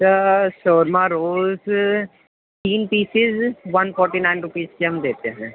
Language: Urdu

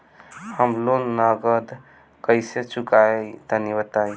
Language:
Bhojpuri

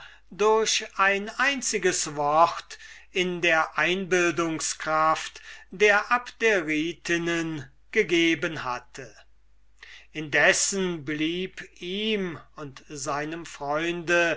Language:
German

